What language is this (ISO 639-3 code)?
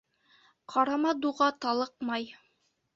bak